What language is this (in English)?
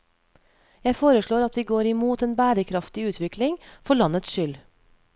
Norwegian